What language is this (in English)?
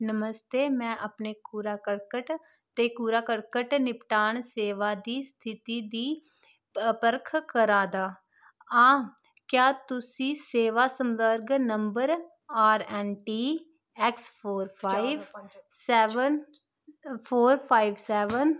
Dogri